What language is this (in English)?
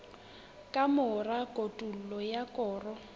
Southern Sotho